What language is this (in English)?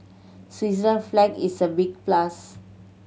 English